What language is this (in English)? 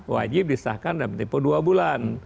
Indonesian